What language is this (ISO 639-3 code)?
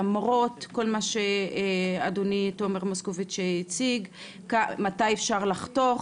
heb